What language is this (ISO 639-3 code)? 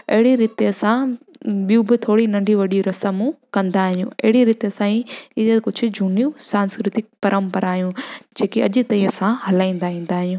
snd